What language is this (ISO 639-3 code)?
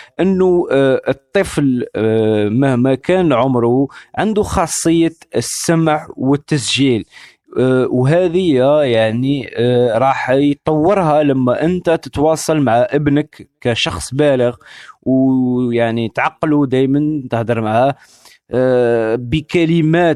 ara